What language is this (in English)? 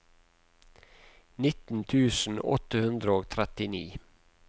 Norwegian